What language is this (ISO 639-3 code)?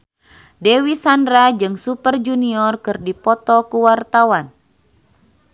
sun